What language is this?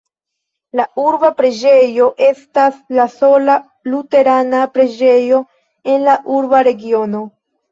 Esperanto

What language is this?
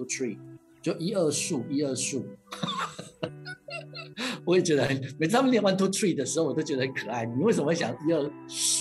Chinese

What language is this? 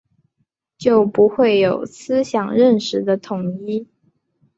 Chinese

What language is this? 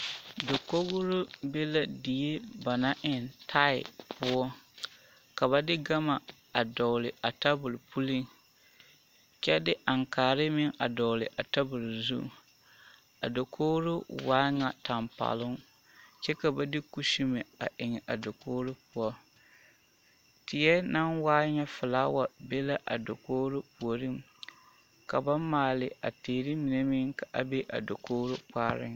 Southern Dagaare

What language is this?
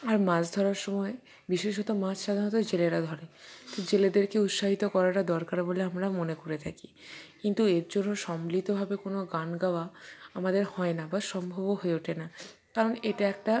Bangla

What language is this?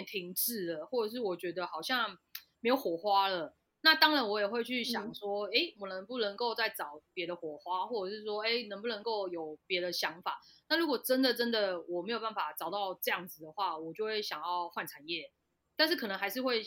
Chinese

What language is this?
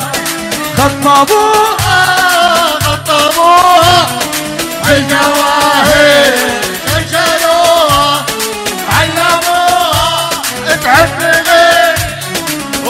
Arabic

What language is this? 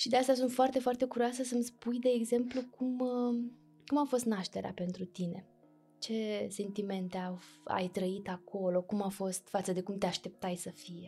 Romanian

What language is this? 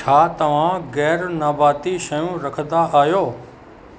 Sindhi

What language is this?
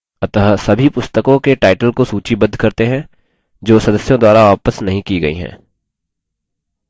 Hindi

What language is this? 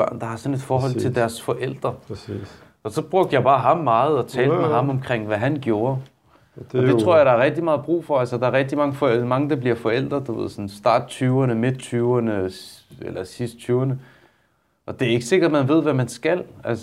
Danish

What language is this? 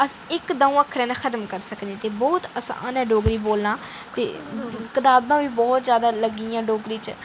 Dogri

